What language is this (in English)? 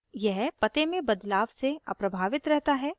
Hindi